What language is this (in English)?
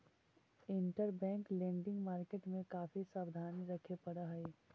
Magahi